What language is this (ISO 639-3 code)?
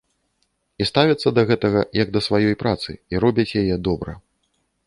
bel